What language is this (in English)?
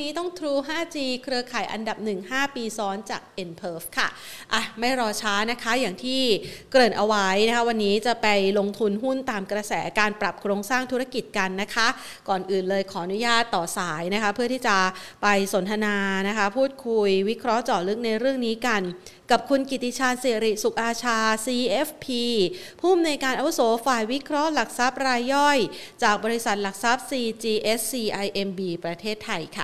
Thai